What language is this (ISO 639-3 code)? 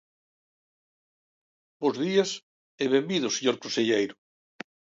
glg